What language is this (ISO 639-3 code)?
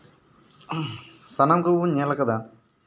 sat